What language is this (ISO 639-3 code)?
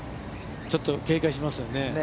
jpn